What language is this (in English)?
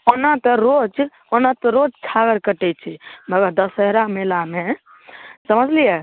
Maithili